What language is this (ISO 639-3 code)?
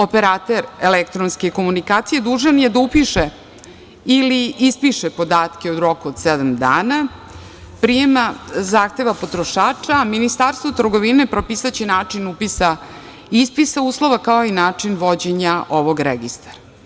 srp